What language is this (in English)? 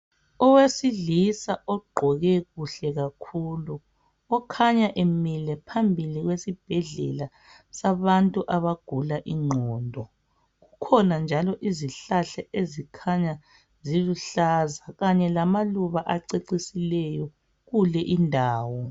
North Ndebele